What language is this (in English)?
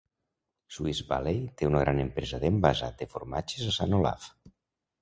Catalan